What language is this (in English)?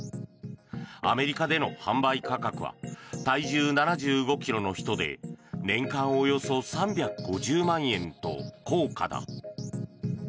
Japanese